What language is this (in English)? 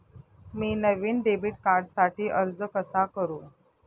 Marathi